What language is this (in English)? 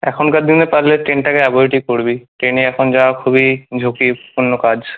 Bangla